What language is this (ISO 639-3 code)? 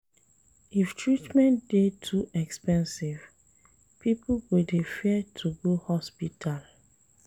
pcm